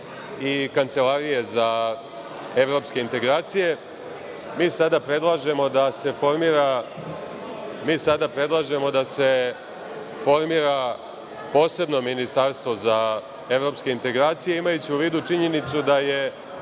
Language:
Serbian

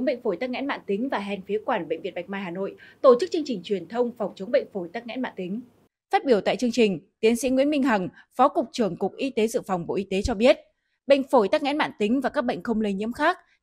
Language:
Vietnamese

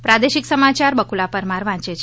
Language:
Gujarati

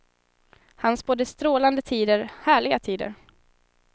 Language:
Swedish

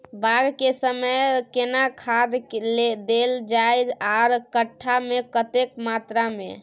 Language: Maithili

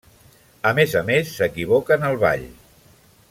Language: Catalan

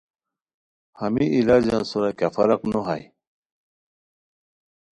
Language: Khowar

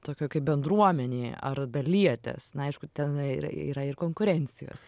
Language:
Lithuanian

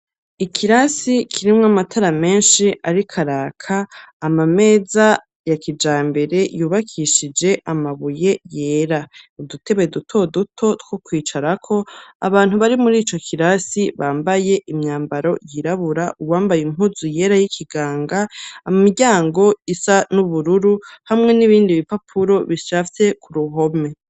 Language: Rundi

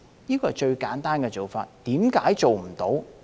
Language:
Cantonese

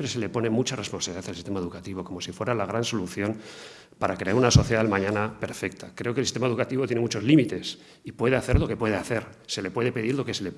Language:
Spanish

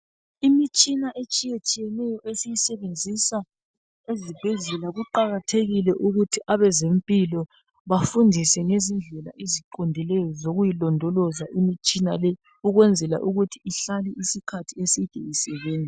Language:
North Ndebele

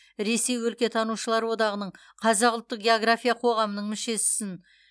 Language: Kazakh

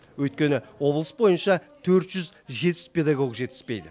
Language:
Kazakh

